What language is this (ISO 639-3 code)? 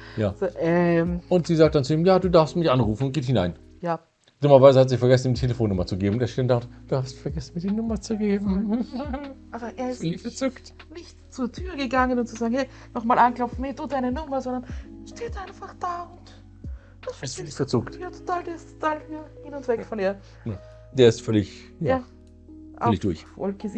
deu